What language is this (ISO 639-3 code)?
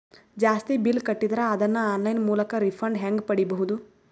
kan